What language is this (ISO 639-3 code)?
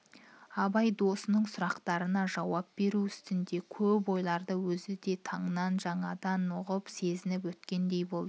kaz